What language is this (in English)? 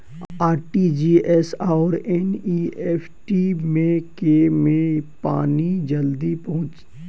Maithili